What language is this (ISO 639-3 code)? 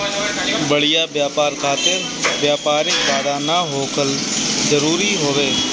bho